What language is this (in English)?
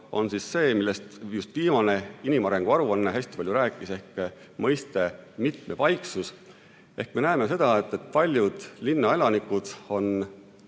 Estonian